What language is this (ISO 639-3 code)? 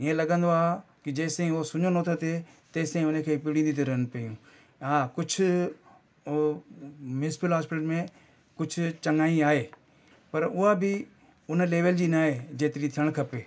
snd